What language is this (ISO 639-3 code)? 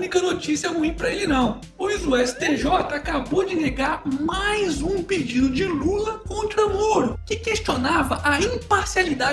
por